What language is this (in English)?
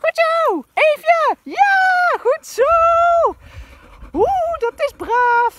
Dutch